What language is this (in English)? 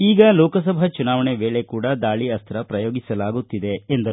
Kannada